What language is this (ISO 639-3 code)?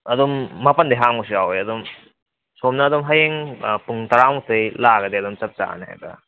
mni